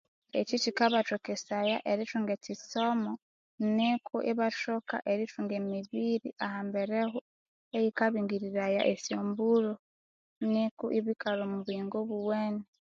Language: Konzo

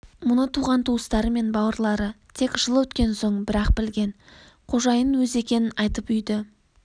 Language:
Kazakh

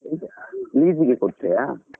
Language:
Kannada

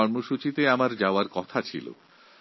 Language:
Bangla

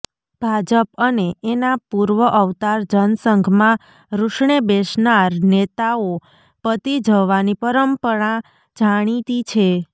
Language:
Gujarati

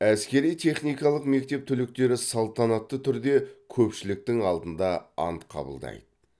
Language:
Kazakh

